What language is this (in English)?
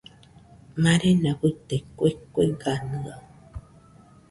Nüpode Huitoto